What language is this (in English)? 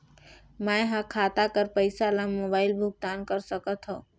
Chhattisgarhi